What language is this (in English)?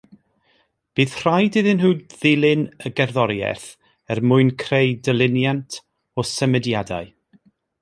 Welsh